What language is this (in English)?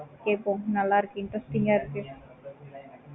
Tamil